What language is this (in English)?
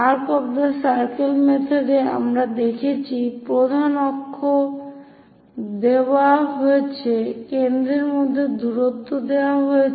Bangla